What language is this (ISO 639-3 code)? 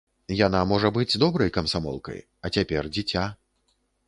bel